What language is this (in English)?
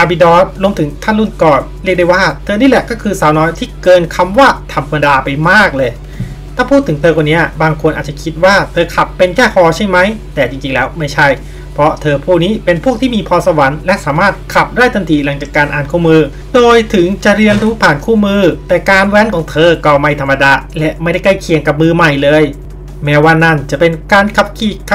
Thai